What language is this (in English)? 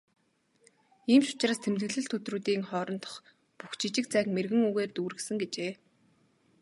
Mongolian